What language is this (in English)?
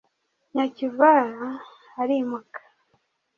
Kinyarwanda